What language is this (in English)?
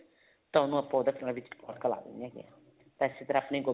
Punjabi